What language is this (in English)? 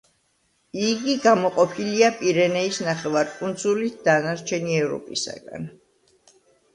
Georgian